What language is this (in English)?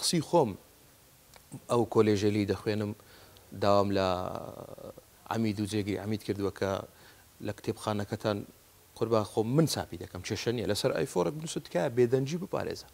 Arabic